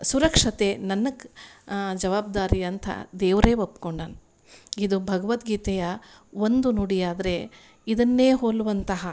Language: Kannada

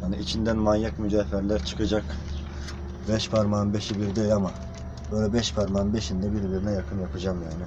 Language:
Turkish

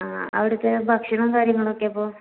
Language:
Malayalam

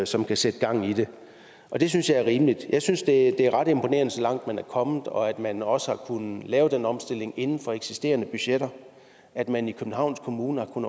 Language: Danish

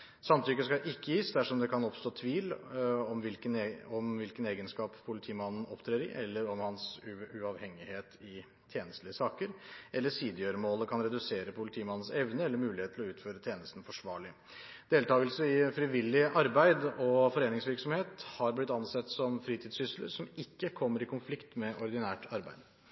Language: Norwegian Bokmål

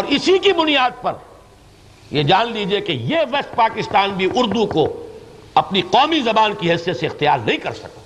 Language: Urdu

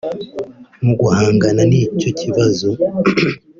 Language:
Kinyarwanda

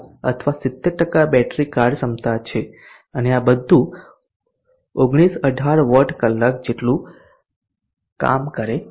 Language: Gujarati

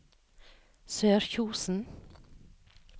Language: Norwegian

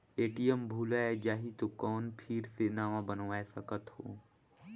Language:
Chhattisgarhi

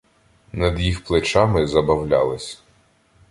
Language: Ukrainian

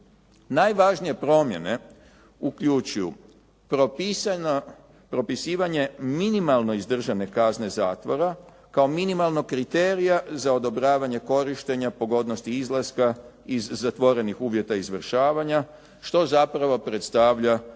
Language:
Croatian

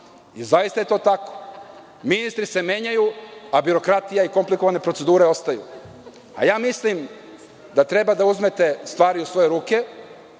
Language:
Serbian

